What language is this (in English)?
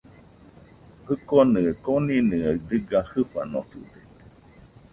Nüpode Huitoto